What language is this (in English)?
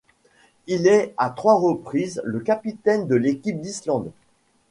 French